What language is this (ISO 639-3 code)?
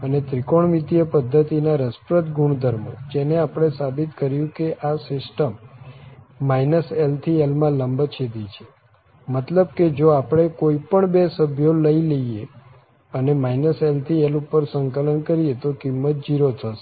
guj